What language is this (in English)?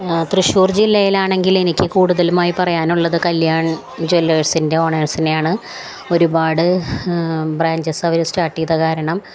Malayalam